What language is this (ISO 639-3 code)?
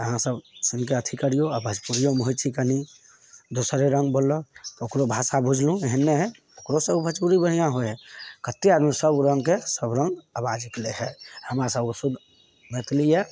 mai